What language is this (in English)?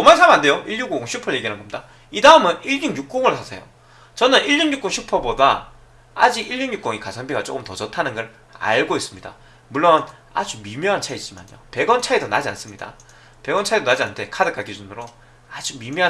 Korean